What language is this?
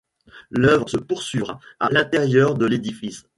French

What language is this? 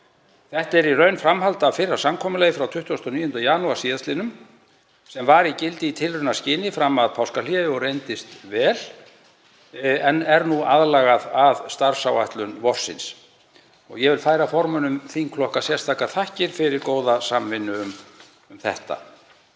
Icelandic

